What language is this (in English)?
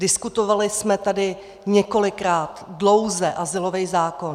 Czech